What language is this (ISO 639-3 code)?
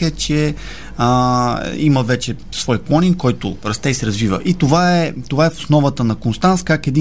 bul